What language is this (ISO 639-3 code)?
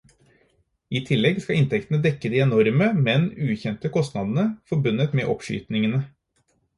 nob